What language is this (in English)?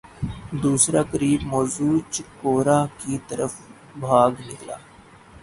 Urdu